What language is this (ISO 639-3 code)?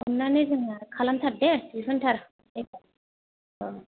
brx